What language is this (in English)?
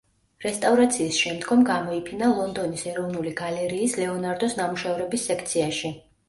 Georgian